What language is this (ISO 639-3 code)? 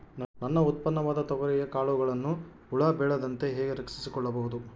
kan